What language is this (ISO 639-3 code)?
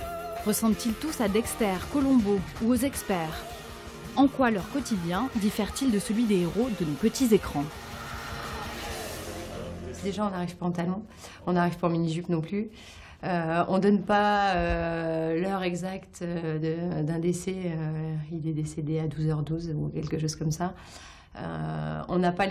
fra